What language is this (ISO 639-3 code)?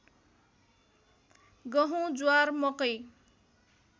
nep